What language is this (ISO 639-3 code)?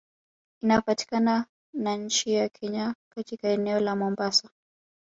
swa